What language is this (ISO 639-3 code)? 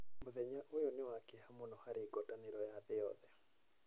kik